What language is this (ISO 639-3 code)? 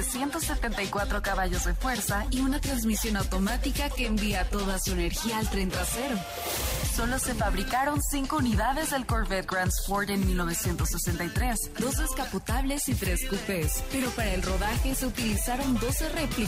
spa